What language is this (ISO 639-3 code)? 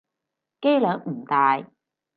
yue